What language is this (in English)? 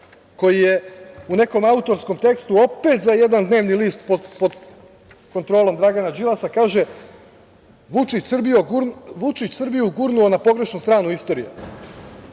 Serbian